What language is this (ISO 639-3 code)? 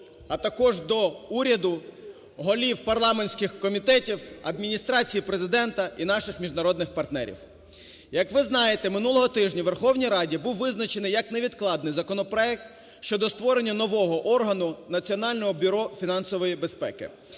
ukr